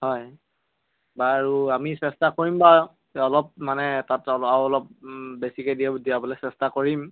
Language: Assamese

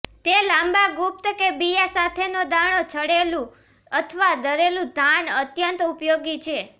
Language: Gujarati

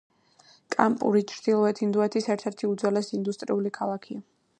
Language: Georgian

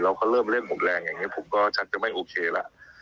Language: Thai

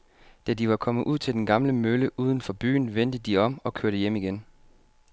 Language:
Danish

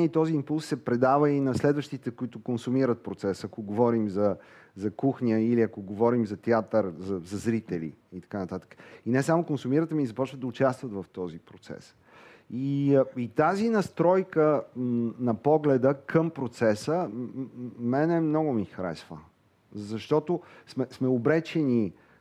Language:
Bulgarian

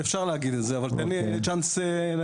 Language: Hebrew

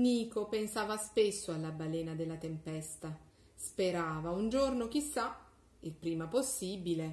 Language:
Italian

